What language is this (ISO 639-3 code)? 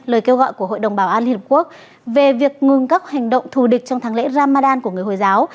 vie